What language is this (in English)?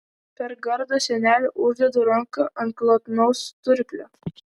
Lithuanian